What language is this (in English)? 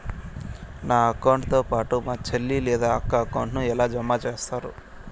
Telugu